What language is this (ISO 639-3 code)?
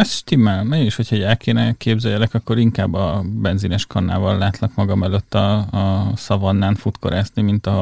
hun